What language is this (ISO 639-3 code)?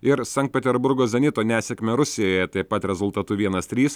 lit